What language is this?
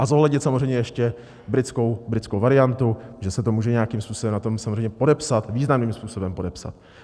Czech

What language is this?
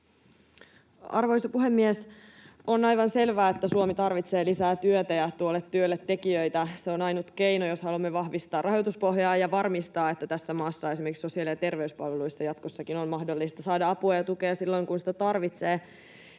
Finnish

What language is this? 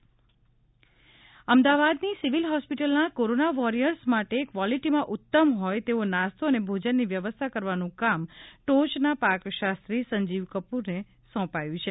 Gujarati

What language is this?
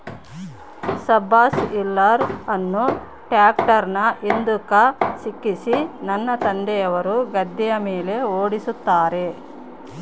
Kannada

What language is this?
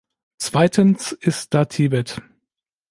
German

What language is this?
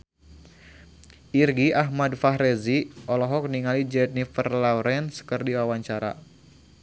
Sundanese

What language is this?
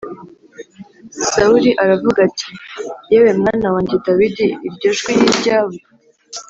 Kinyarwanda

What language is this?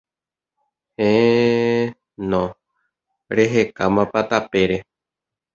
Guarani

